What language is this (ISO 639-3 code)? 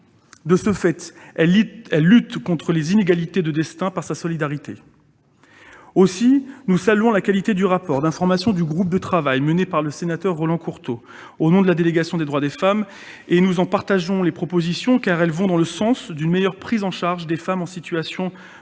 fra